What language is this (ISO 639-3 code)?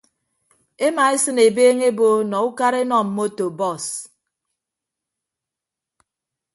ibb